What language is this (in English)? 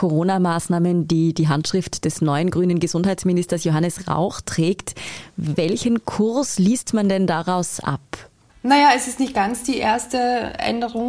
German